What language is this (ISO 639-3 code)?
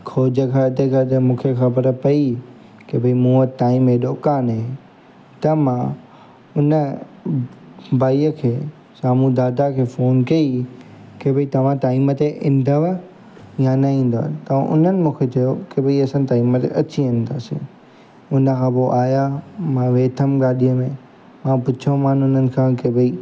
snd